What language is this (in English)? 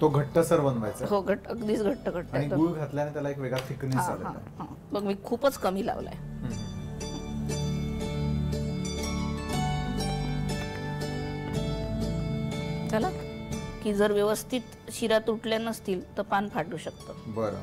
Marathi